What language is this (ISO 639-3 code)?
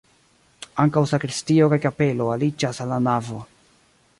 epo